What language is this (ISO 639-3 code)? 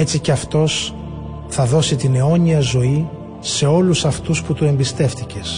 ell